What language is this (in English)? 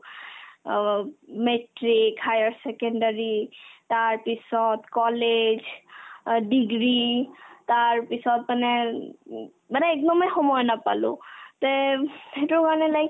Assamese